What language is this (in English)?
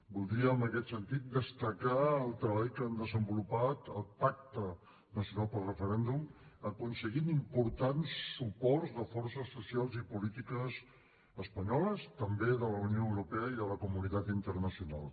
Catalan